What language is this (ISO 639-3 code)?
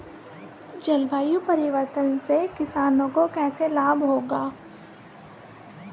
hin